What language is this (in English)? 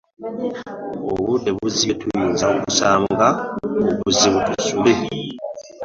Ganda